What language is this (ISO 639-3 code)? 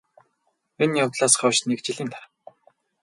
mon